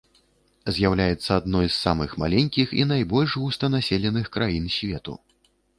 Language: Belarusian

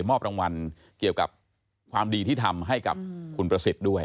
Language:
Thai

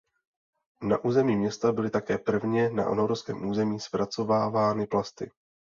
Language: Czech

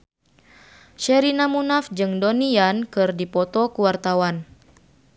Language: Sundanese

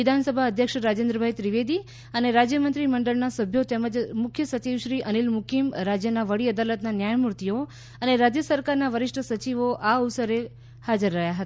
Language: Gujarati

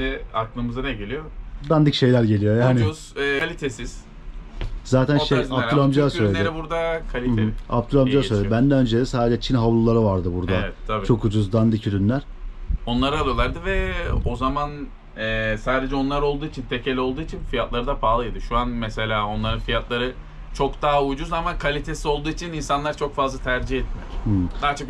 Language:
Turkish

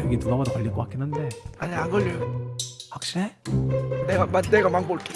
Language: Korean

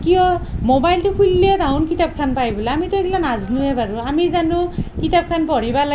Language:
Assamese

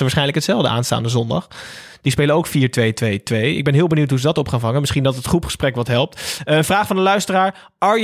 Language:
Dutch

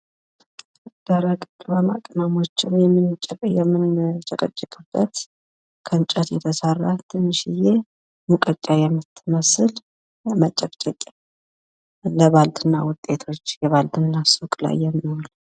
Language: Amharic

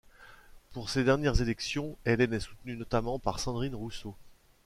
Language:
French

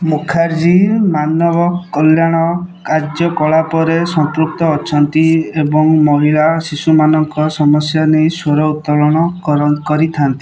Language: Odia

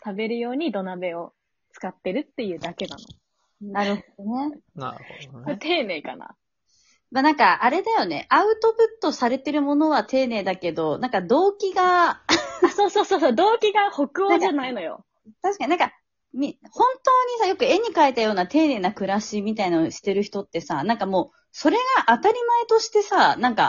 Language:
Japanese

